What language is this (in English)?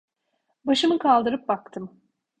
Turkish